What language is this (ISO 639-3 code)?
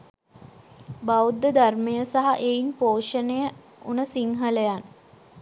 sin